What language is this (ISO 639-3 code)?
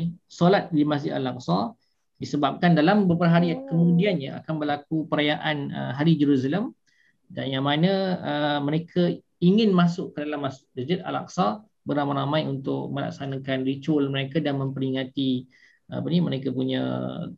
msa